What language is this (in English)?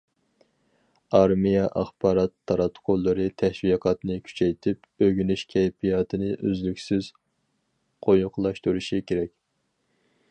Uyghur